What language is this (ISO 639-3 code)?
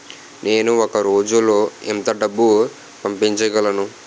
tel